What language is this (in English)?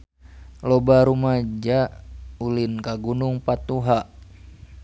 Sundanese